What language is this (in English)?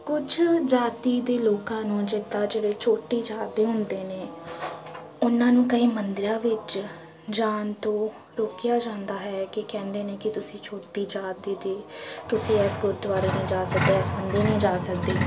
Punjabi